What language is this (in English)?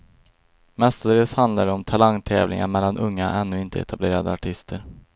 Swedish